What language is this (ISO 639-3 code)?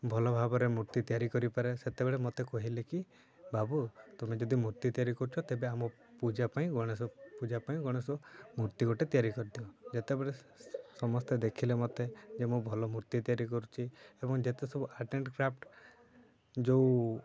ori